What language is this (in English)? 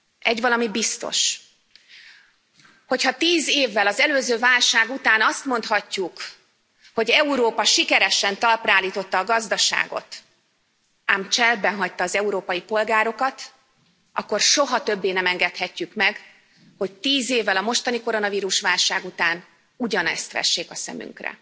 Hungarian